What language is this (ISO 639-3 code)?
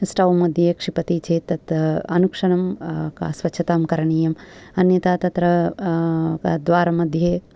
san